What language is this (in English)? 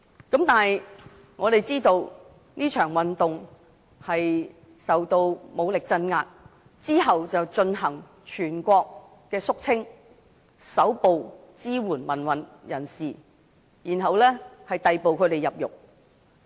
Cantonese